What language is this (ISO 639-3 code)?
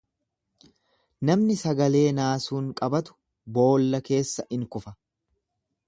orm